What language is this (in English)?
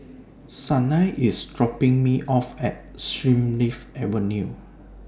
English